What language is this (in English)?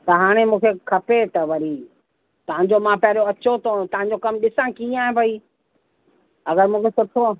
Sindhi